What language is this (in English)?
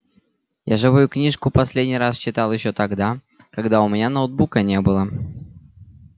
Russian